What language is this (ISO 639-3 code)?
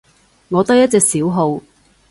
yue